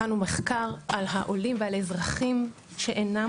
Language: Hebrew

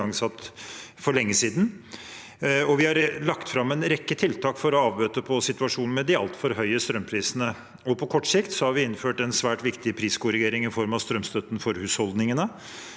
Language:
Norwegian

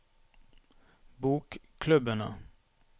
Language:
Norwegian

